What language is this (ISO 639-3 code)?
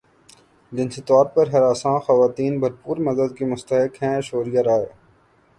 urd